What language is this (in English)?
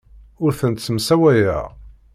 Kabyle